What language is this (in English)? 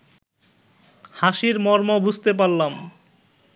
Bangla